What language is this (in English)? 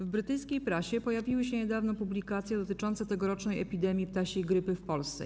Polish